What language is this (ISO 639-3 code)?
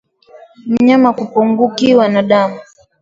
swa